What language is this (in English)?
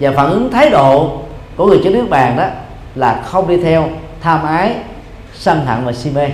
Vietnamese